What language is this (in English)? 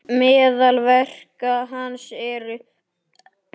Icelandic